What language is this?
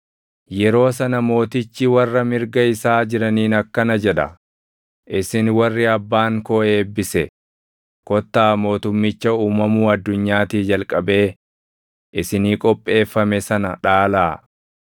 Oromo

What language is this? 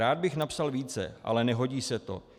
Czech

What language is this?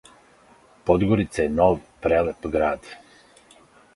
Serbian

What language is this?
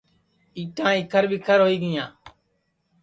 Sansi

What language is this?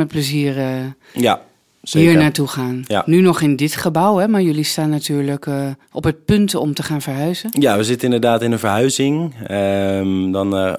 Dutch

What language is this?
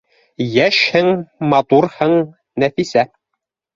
Bashkir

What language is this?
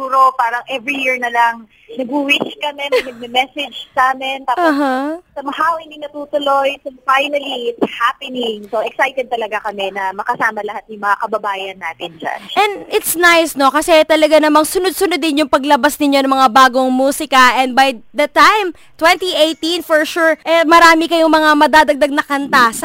Filipino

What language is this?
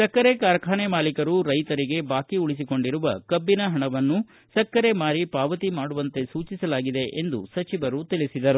Kannada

